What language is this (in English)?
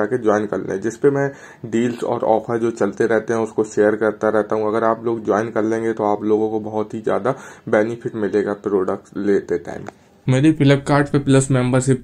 Hindi